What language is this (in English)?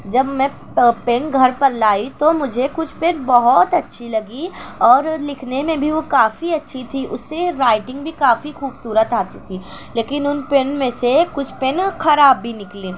Urdu